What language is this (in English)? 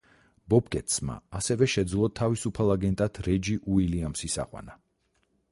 Georgian